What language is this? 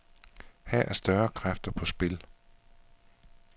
Danish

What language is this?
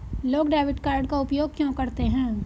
Hindi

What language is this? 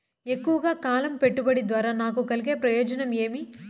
Telugu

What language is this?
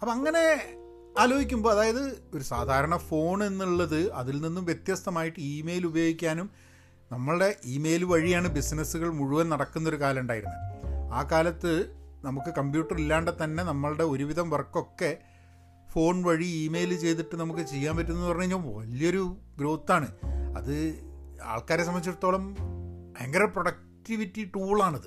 Malayalam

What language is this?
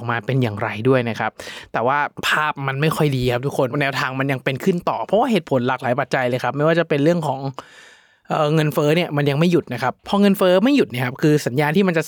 Thai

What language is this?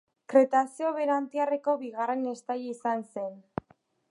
Basque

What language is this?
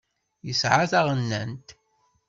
Kabyle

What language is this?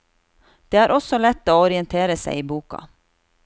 Norwegian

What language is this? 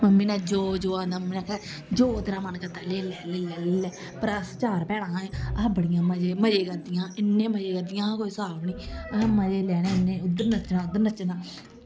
Dogri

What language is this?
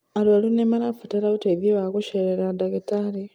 Kikuyu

